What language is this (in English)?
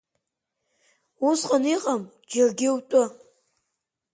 Abkhazian